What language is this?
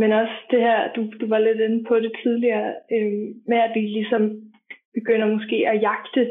Danish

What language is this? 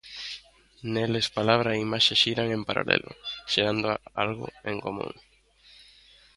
Galician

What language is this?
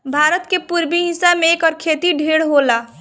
Bhojpuri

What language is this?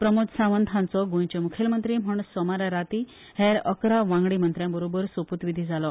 Konkani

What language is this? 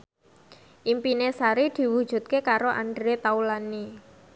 Javanese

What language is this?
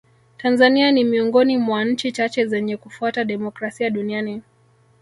Swahili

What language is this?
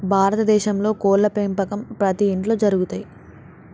Telugu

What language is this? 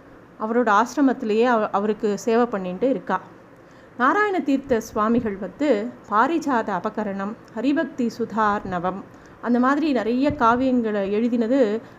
Tamil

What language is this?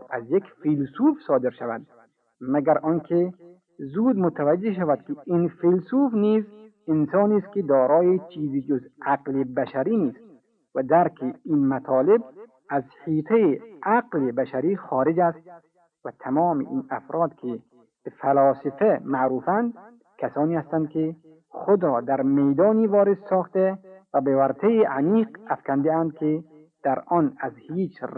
Persian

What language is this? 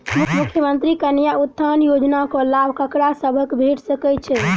Maithili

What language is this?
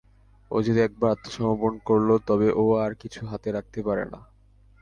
Bangla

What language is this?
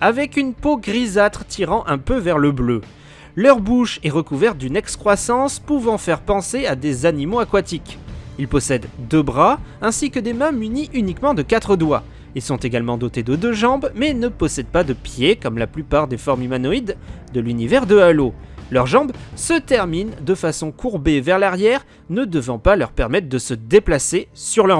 French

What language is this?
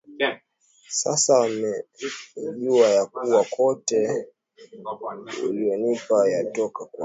Swahili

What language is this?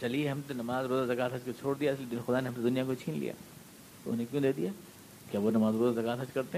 Urdu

